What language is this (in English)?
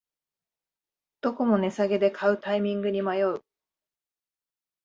Japanese